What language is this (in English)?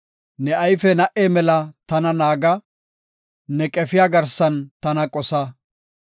Gofa